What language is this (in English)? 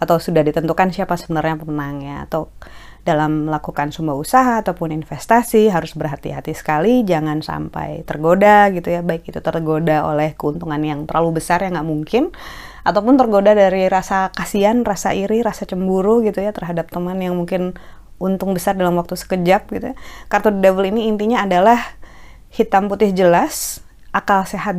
Indonesian